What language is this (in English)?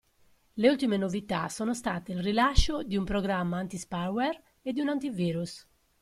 Italian